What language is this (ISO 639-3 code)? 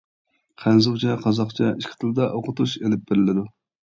uig